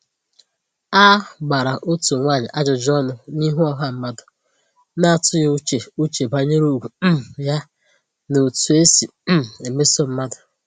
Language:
Igbo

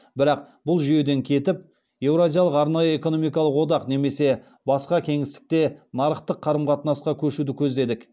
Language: Kazakh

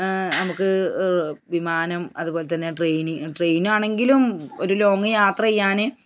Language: Malayalam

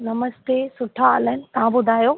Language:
Sindhi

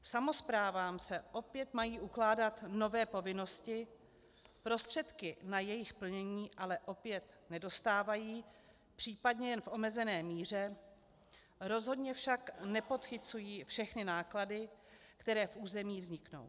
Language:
Czech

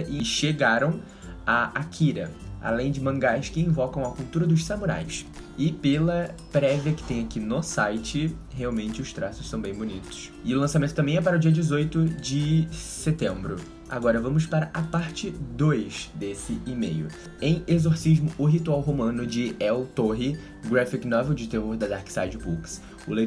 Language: Portuguese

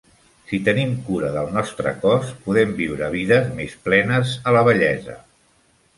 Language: Catalan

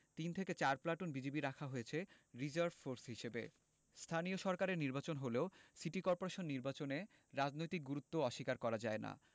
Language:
Bangla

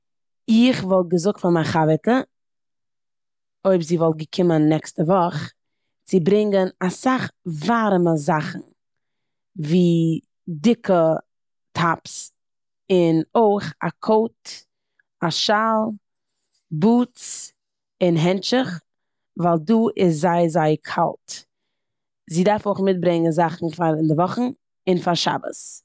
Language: Yiddish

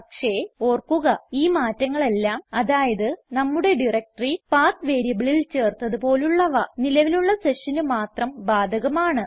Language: Malayalam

